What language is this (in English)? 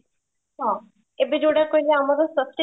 Odia